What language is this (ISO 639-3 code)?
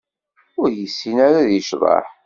kab